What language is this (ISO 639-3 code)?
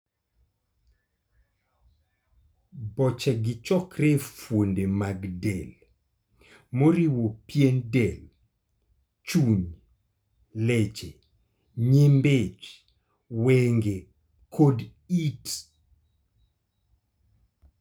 luo